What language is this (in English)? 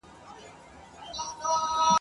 Pashto